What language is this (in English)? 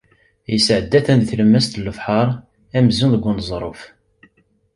Kabyle